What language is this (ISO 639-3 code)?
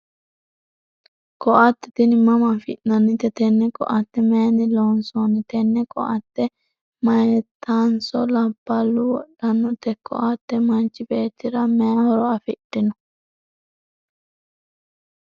sid